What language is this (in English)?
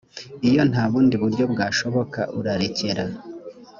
Kinyarwanda